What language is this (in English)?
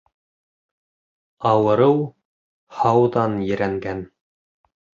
Bashkir